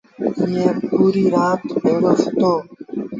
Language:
Sindhi Bhil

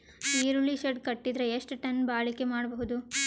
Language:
Kannada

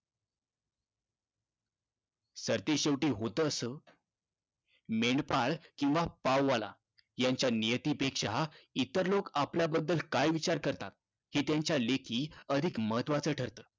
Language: Marathi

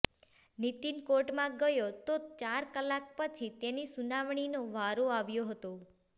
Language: Gujarati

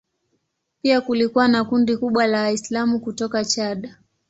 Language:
Swahili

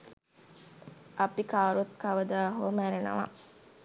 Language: Sinhala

